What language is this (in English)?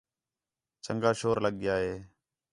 Khetrani